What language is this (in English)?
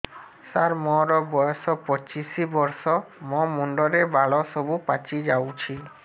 Odia